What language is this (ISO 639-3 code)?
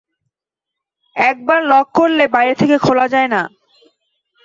ben